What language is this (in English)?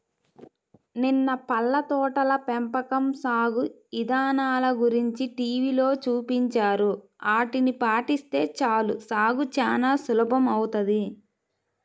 Telugu